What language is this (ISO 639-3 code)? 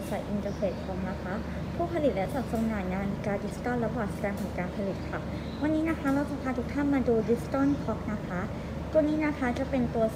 tha